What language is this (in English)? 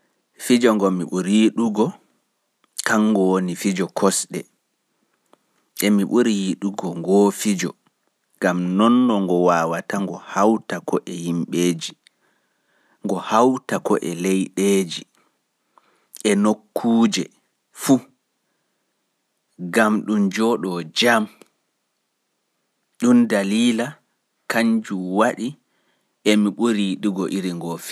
Pular